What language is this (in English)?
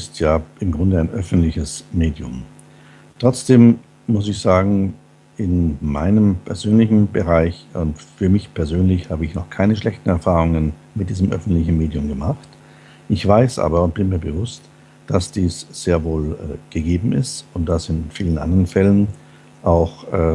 German